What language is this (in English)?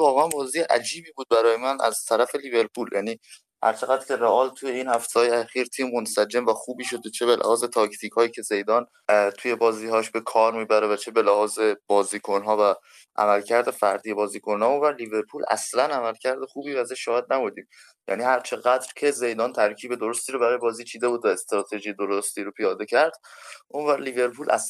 Persian